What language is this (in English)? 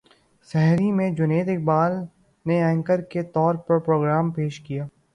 Urdu